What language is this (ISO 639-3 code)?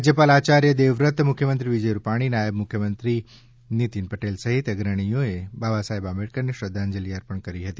guj